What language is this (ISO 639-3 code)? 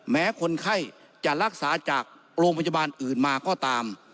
tha